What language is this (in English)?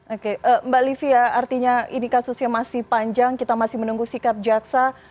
Indonesian